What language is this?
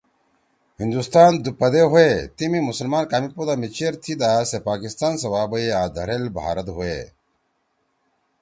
Torwali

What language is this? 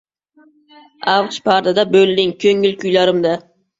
Uzbek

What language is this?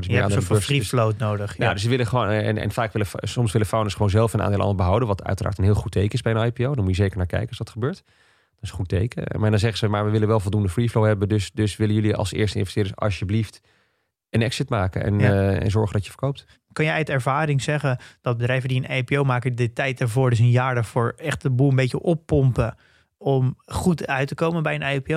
Dutch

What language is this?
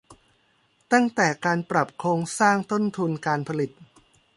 Thai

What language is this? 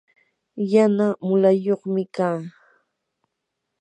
Yanahuanca Pasco Quechua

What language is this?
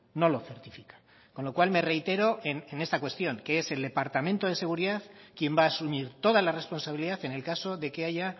Spanish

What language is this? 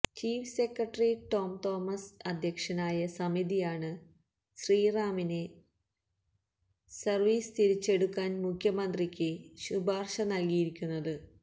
Malayalam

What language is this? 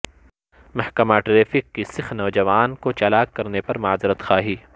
Urdu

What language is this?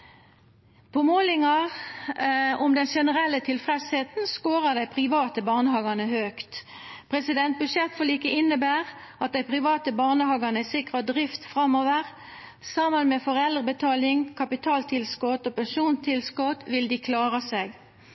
Norwegian Nynorsk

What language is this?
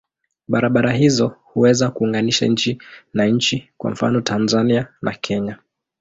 Swahili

